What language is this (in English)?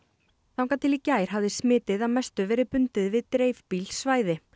Icelandic